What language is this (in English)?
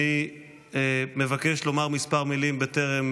Hebrew